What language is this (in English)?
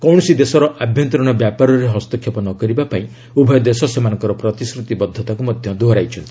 Odia